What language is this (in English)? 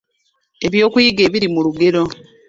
Ganda